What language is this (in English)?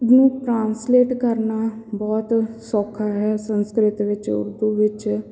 Punjabi